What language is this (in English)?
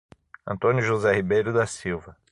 Portuguese